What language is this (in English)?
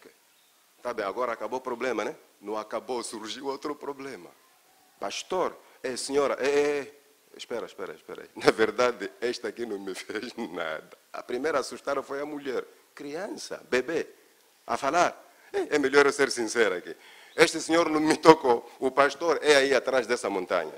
Portuguese